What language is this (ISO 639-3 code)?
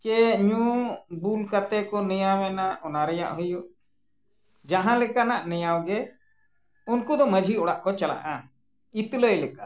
sat